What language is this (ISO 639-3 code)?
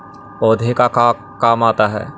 mag